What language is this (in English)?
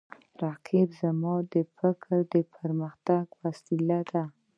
Pashto